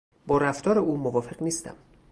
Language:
Persian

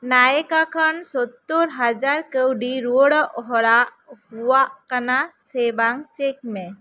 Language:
Santali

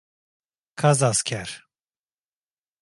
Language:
Turkish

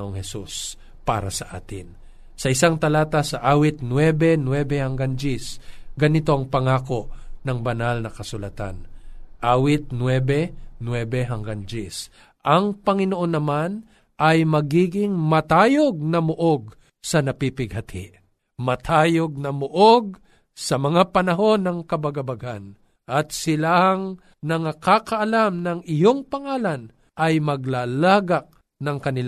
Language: Filipino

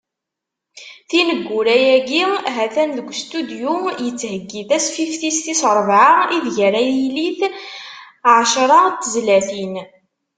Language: Kabyle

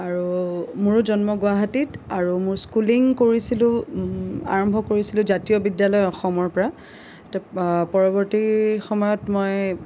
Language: Assamese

